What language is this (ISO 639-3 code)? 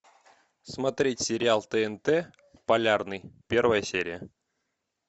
rus